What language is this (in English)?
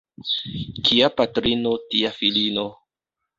Esperanto